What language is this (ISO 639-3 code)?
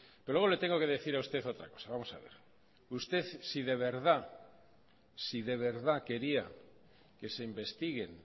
spa